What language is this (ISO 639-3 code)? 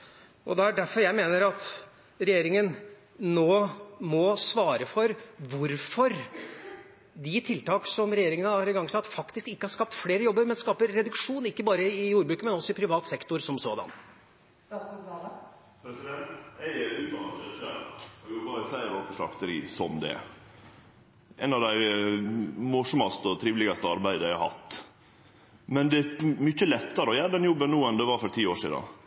nor